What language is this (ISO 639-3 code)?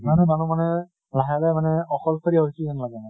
asm